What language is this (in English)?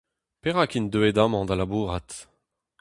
Breton